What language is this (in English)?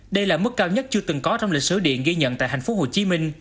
Vietnamese